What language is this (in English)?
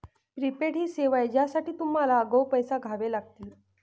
Marathi